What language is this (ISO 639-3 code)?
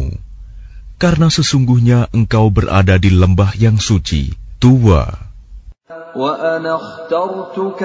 ara